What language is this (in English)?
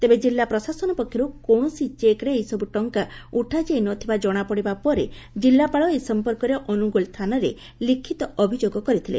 Odia